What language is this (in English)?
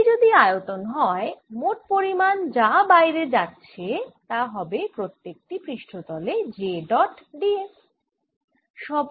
Bangla